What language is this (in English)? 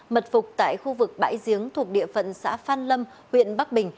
Vietnamese